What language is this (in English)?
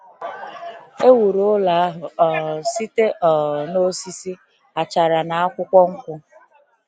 Igbo